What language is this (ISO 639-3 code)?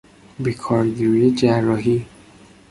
fas